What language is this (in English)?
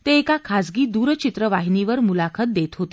Marathi